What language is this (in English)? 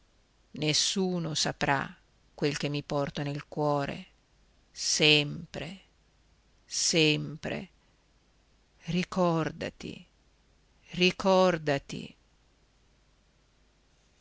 Italian